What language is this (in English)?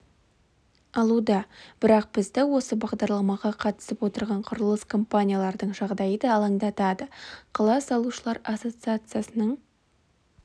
Kazakh